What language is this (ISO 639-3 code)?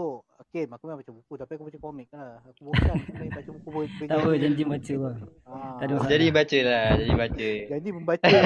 msa